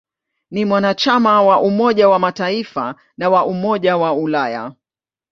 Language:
Swahili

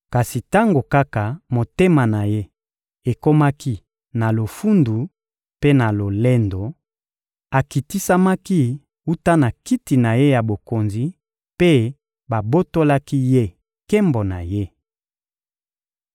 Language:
Lingala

